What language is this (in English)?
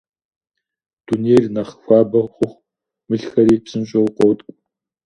Kabardian